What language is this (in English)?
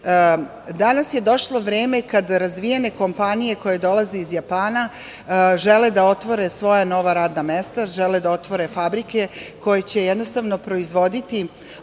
Serbian